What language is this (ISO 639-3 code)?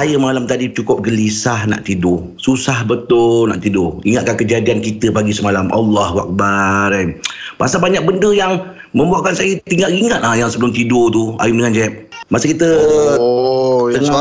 msa